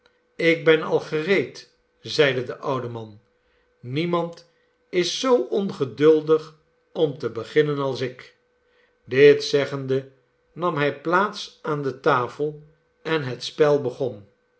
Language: Dutch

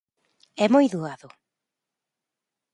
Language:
Galician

